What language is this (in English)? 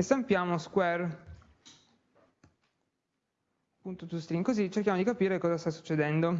Italian